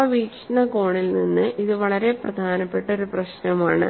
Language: Malayalam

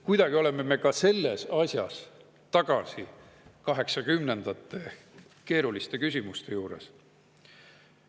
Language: Estonian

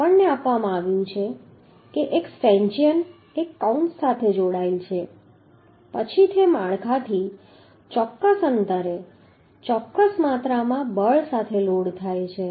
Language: Gujarati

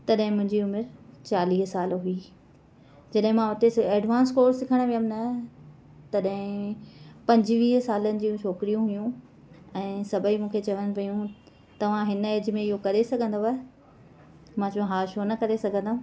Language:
Sindhi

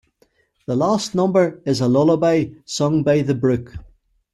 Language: English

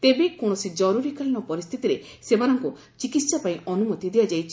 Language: Odia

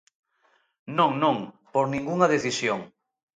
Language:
Galician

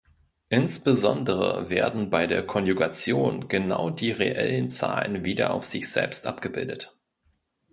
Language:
German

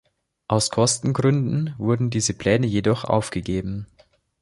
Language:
German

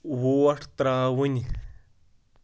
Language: Kashmiri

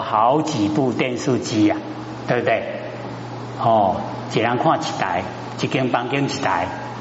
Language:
Chinese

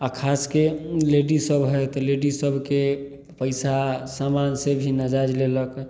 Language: Maithili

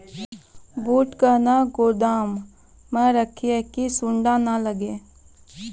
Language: Maithili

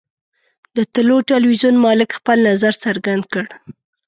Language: Pashto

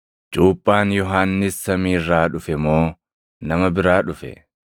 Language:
Oromo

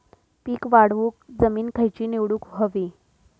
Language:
Marathi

